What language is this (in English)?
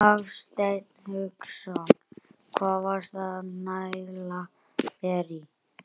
Icelandic